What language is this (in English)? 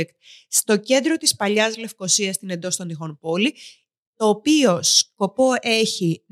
Greek